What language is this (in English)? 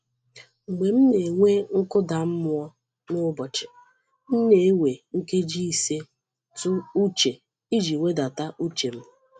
Igbo